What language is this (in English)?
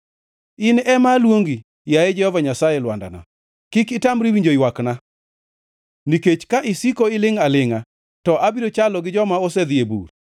Luo (Kenya and Tanzania)